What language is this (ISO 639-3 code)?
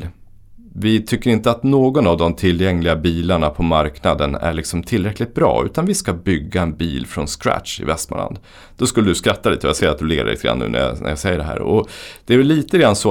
swe